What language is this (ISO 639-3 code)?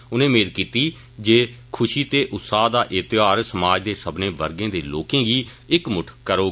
doi